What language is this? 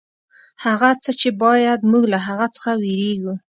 Pashto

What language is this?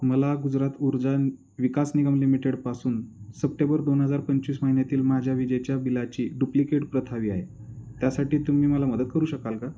Marathi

